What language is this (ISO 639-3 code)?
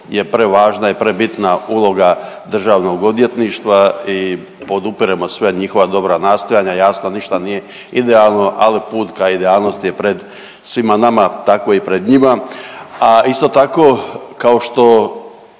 hrv